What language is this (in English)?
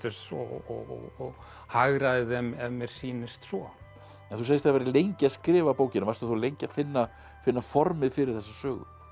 Icelandic